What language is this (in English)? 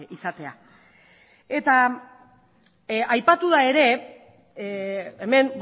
Basque